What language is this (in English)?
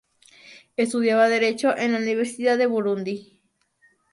Spanish